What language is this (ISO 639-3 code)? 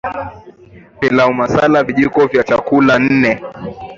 swa